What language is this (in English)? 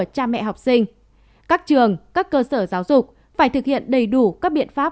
Vietnamese